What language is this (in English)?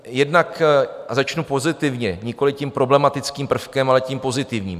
Czech